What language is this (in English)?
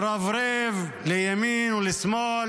Hebrew